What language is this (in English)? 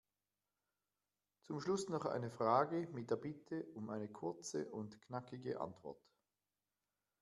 German